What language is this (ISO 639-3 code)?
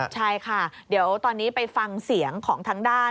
tha